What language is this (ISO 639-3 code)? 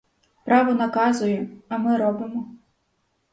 ukr